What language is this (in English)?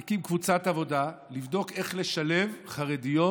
Hebrew